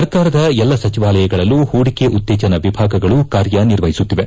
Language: Kannada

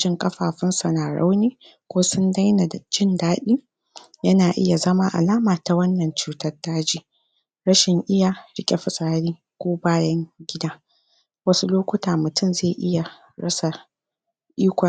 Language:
Hausa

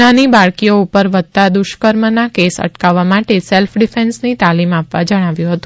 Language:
Gujarati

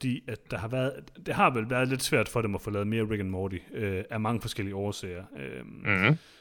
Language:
Danish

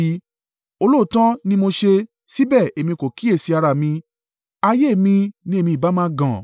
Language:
Yoruba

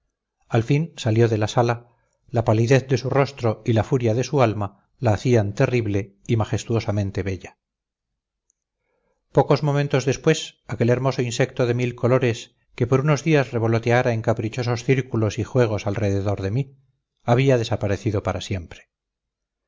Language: Spanish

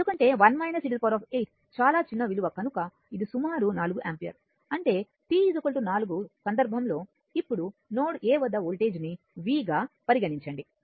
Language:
Telugu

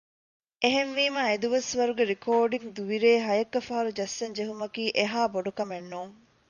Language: Divehi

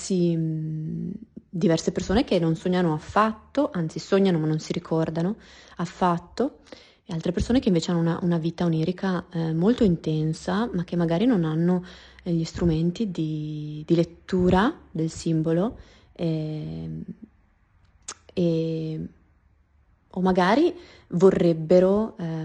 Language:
Italian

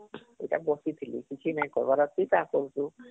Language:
Odia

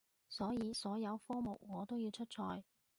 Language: Cantonese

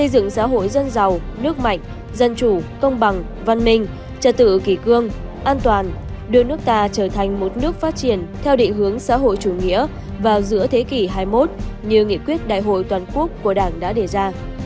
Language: Vietnamese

